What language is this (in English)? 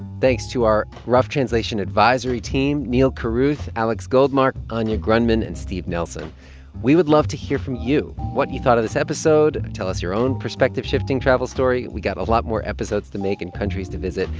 English